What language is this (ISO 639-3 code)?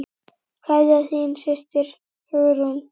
isl